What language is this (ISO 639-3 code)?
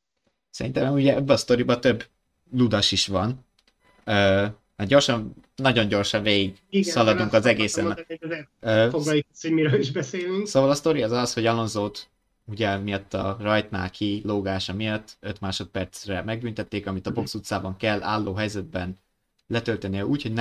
hun